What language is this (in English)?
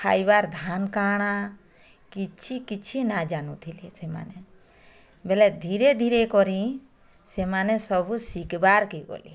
Odia